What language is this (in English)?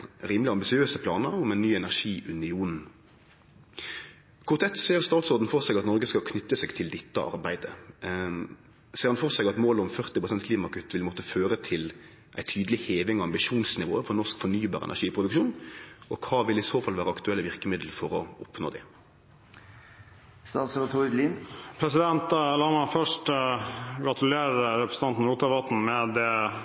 Norwegian